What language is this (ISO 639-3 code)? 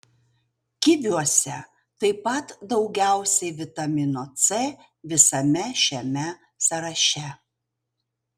lit